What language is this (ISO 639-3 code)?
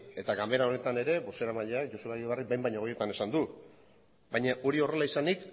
eus